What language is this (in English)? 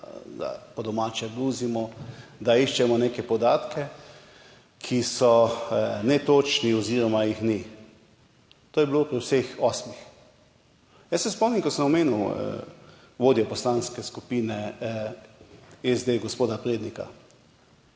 Slovenian